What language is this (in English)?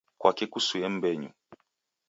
Taita